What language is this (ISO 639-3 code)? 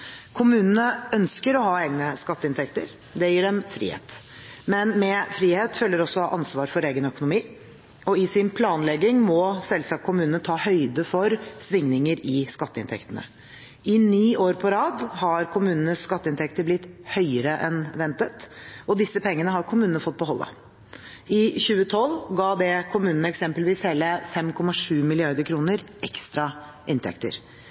nob